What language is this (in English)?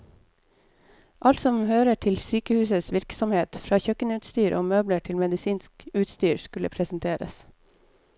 Norwegian